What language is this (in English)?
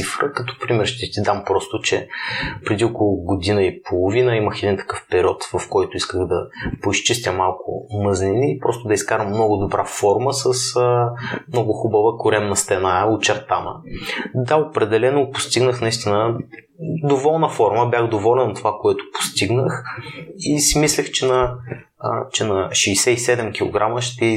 Bulgarian